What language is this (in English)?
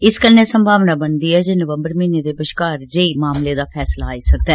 Dogri